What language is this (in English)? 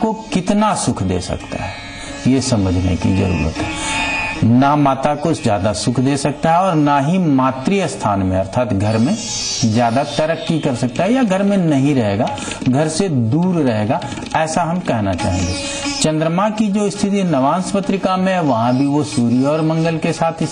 Hindi